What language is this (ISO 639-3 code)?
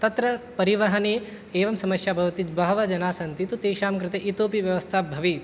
san